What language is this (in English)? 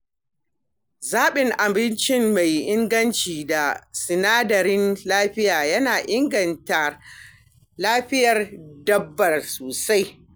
Hausa